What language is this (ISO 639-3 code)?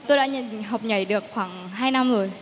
vie